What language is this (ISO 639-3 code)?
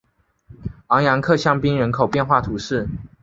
zho